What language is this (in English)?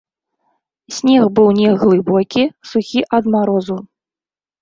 Belarusian